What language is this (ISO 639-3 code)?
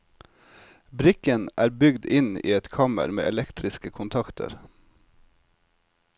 nor